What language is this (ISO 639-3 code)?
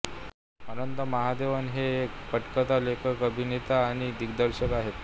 mar